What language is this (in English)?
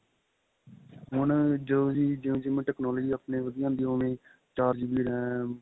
Punjabi